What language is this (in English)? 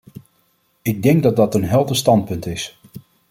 Dutch